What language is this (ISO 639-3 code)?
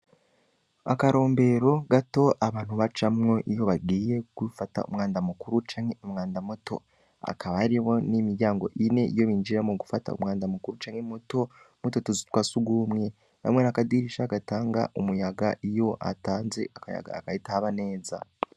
run